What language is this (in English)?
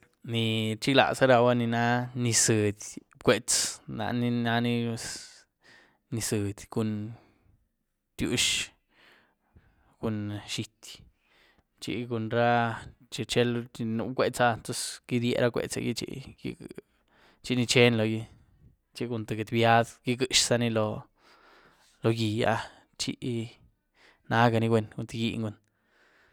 Güilá Zapotec